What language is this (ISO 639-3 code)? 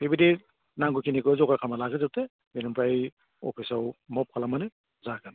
brx